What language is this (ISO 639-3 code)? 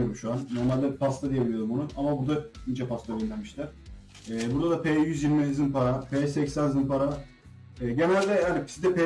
tur